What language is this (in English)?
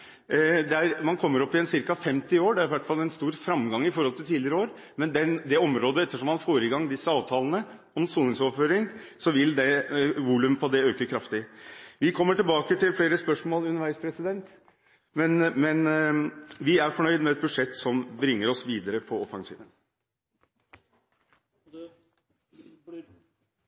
Norwegian Bokmål